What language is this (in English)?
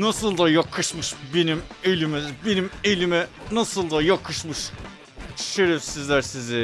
Turkish